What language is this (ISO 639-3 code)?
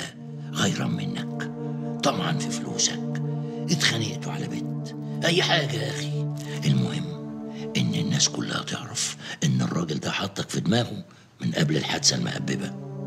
ara